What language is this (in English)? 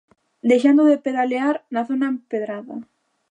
Galician